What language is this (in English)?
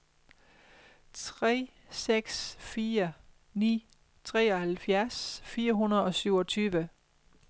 Danish